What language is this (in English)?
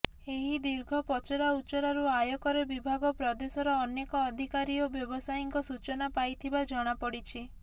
Odia